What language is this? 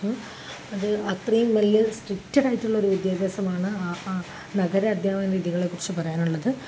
Malayalam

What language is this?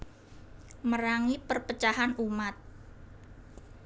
Javanese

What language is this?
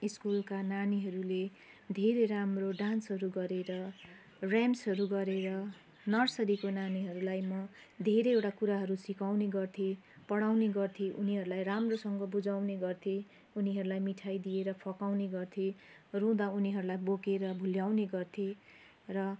Nepali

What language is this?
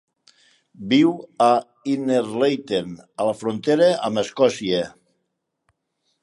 Catalan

